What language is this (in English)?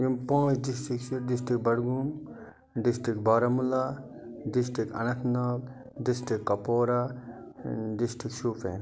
Kashmiri